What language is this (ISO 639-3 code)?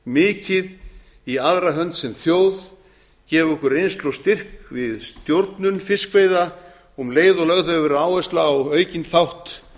isl